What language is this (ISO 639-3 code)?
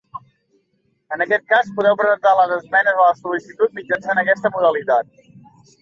cat